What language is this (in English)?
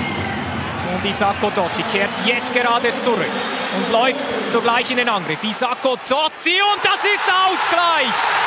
German